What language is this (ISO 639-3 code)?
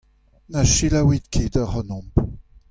bre